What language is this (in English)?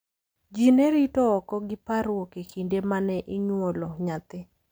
Luo (Kenya and Tanzania)